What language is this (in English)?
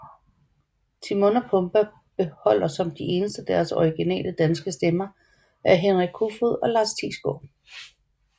Danish